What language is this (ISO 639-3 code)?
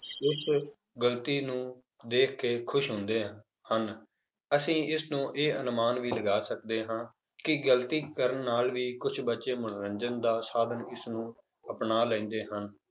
pan